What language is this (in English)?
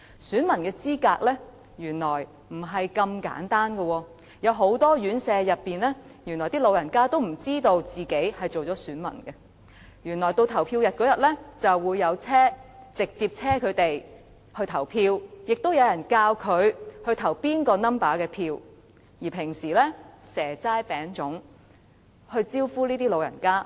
Cantonese